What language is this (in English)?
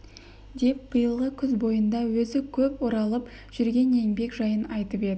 Kazakh